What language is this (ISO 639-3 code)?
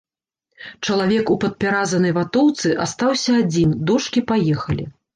bel